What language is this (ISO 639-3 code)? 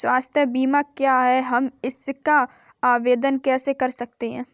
hin